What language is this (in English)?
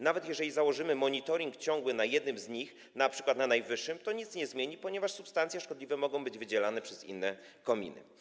Polish